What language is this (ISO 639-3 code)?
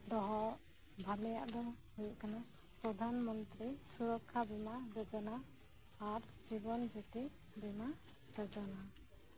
sat